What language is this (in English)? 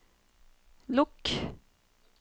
Norwegian